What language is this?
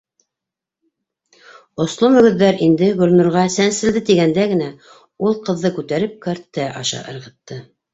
Bashkir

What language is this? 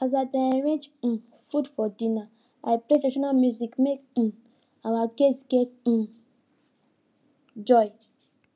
Nigerian Pidgin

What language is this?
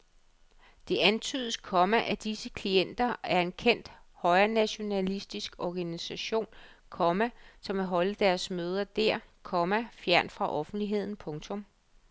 Danish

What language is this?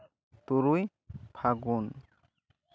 Santali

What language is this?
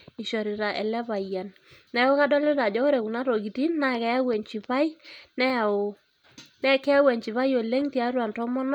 Masai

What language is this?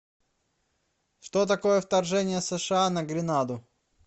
Russian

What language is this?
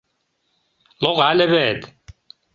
Mari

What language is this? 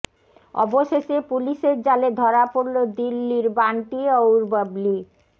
Bangla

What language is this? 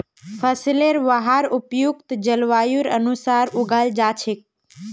Magahi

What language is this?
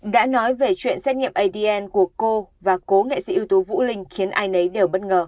Vietnamese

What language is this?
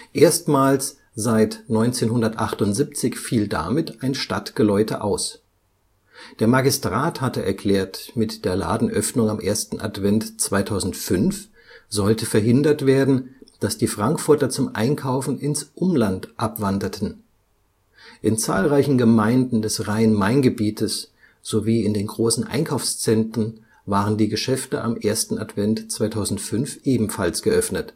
German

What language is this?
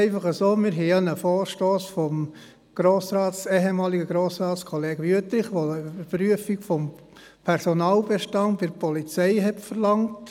Swiss German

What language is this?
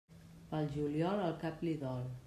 Catalan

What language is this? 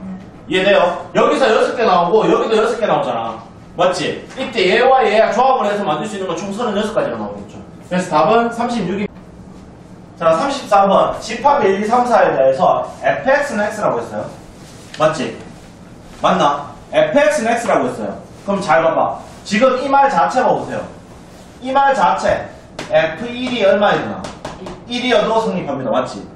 Korean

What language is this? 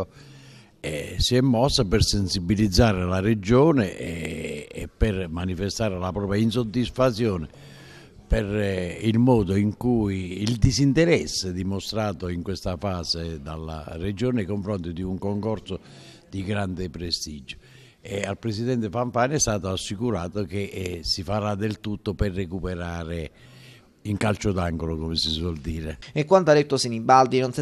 Italian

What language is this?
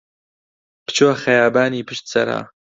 Central Kurdish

